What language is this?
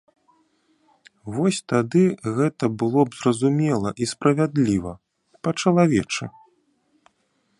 Belarusian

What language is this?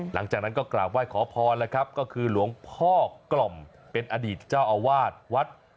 Thai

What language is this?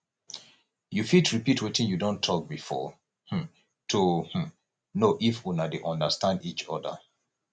Nigerian Pidgin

